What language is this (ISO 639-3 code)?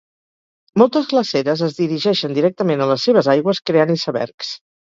cat